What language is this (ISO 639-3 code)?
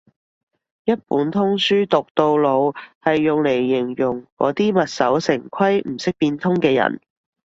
yue